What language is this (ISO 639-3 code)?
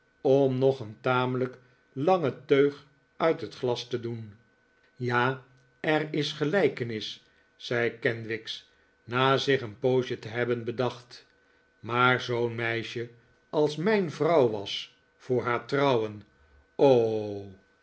nld